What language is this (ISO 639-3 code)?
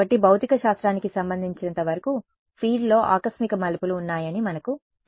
tel